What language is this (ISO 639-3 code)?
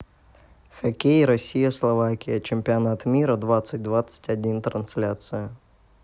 rus